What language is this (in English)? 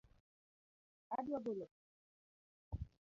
Luo (Kenya and Tanzania)